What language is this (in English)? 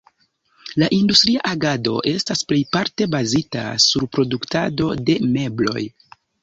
Esperanto